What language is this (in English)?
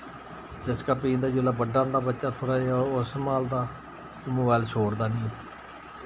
Dogri